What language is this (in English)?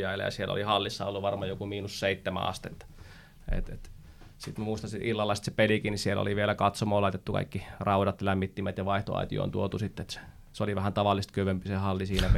Finnish